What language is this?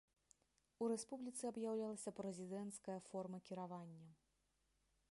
Belarusian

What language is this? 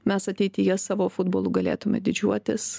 Lithuanian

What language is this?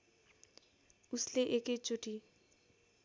Nepali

